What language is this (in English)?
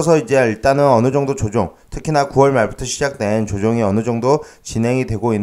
Korean